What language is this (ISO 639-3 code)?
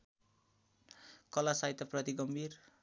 nep